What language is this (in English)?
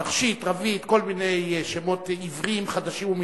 Hebrew